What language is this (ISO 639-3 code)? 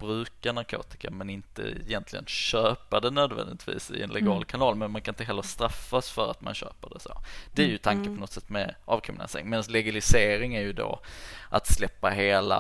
swe